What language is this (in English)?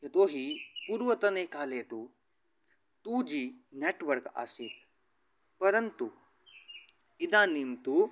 Sanskrit